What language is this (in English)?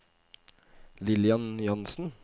Norwegian